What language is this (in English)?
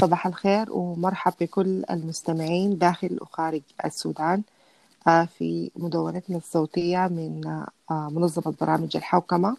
Arabic